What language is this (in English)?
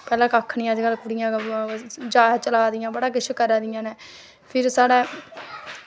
Dogri